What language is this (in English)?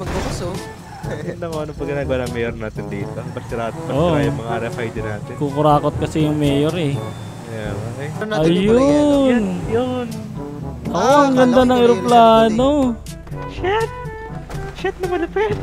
Filipino